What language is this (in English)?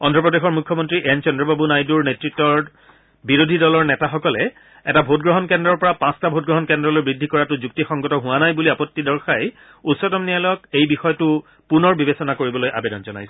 Assamese